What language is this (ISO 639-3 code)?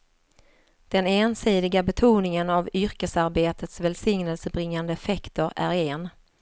swe